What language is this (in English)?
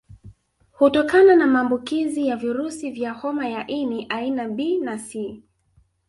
Swahili